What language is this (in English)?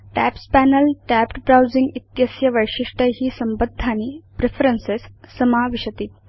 Sanskrit